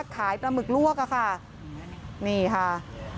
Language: Thai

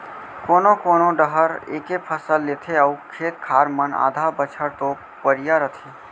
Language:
Chhattisgarhi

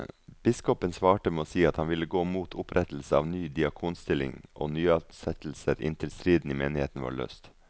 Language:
Norwegian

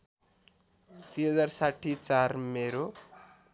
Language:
Nepali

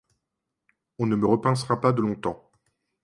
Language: French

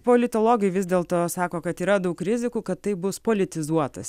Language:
Lithuanian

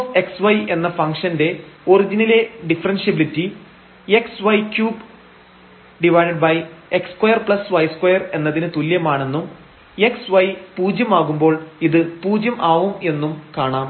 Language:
Malayalam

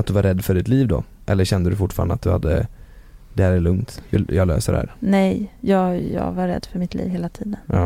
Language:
Swedish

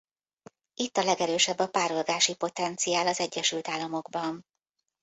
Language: Hungarian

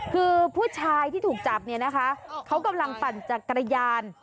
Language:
Thai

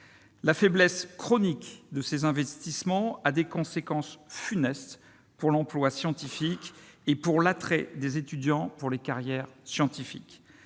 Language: French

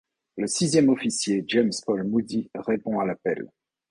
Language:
French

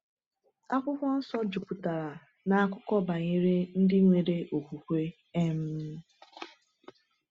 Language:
Igbo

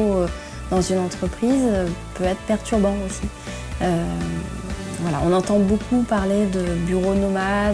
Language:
French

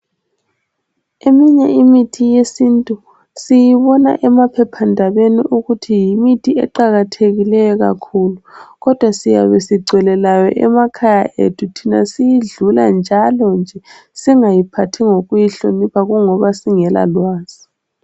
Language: North Ndebele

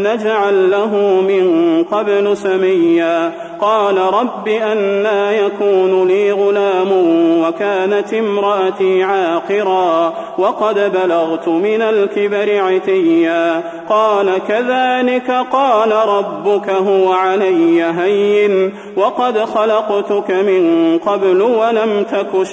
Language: Arabic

